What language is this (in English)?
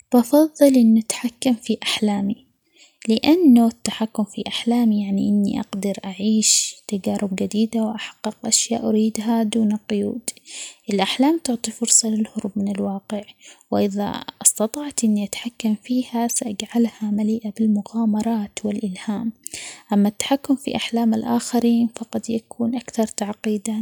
Omani Arabic